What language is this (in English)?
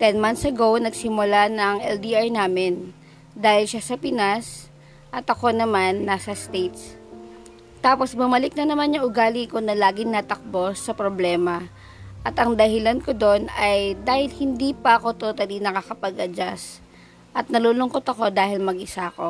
Filipino